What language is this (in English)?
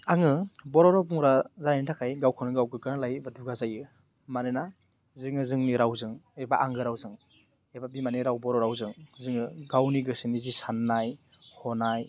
Bodo